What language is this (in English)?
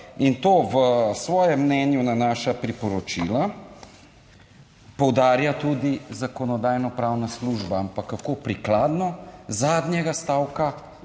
Slovenian